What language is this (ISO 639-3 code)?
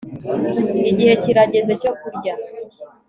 kin